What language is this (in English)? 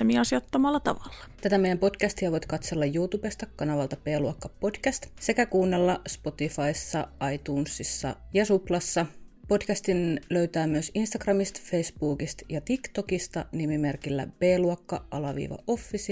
Finnish